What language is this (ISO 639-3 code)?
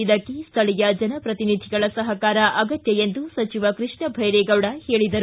kan